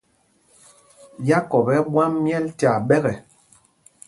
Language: Mpumpong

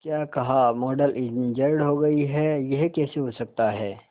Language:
Hindi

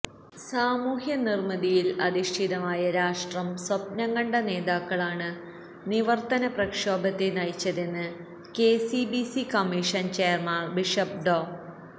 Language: Malayalam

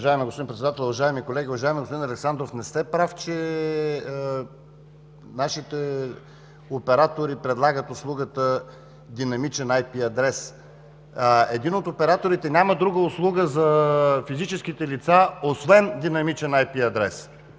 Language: Bulgarian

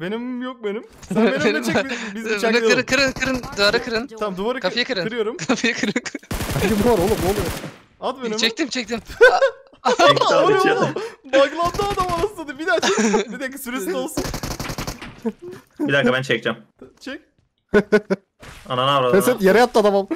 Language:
Turkish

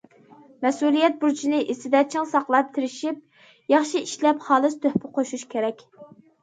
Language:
Uyghur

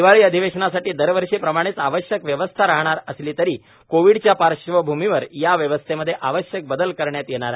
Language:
Marathi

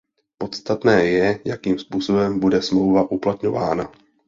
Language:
Czech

